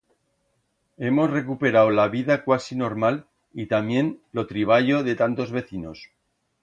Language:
Aragonese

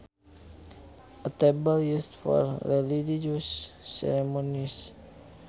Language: Sundanese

